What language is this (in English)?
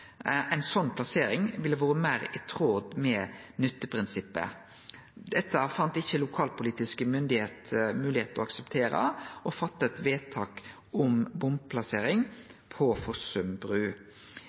Norwegian Nynorsk